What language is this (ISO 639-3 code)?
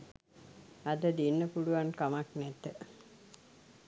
sin